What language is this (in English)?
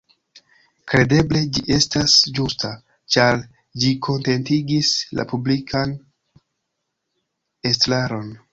Esperanto